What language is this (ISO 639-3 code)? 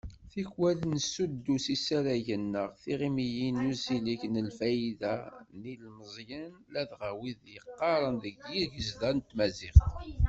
kab